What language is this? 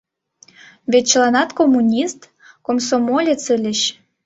Mari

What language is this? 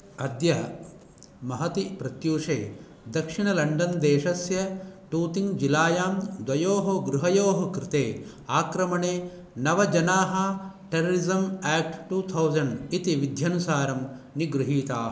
Sanskrit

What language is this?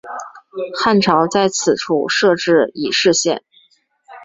Chinese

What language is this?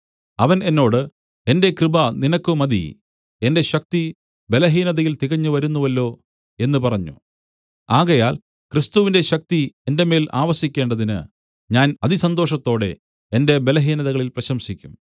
Malayalam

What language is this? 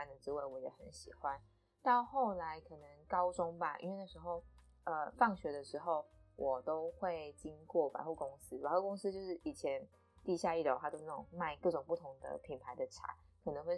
Chinese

